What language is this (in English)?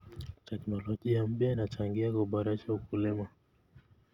Kalenjin